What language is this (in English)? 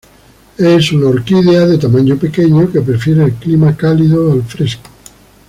Spanish